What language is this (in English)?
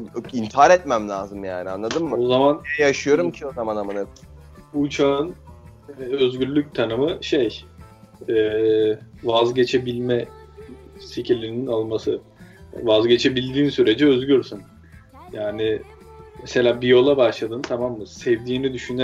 Turkish